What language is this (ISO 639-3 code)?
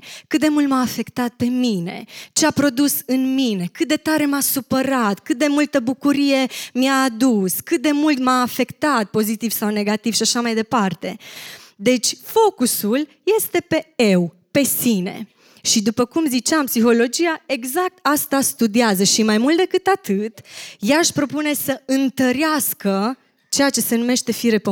ron